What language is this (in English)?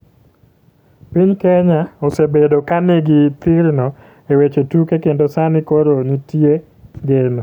Luo (Kenya and Tanzania)